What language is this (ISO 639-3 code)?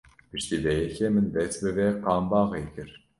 kur